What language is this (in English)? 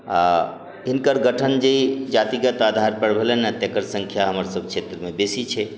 Maithili